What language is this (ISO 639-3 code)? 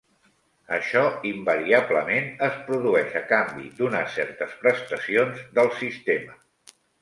cat